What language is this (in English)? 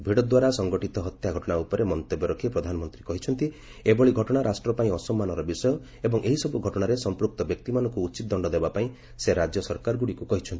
Odia